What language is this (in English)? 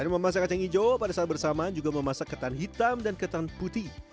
Indonesian